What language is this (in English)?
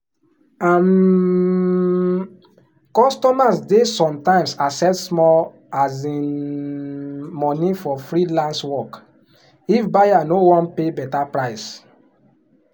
Nigerian Pidgin